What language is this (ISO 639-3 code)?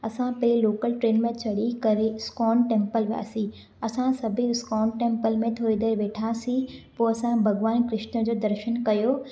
snd